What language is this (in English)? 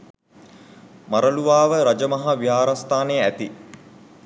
Sinhala